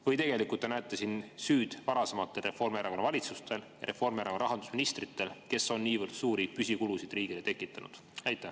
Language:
Estonian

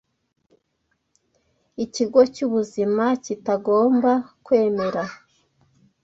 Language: Kinyarwanda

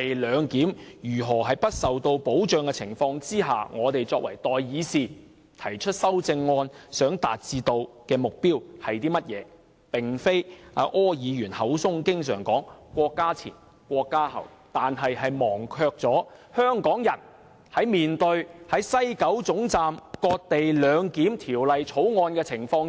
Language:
Cantonese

